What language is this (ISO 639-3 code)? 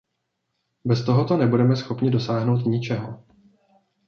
ces